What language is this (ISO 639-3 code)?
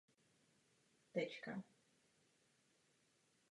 ces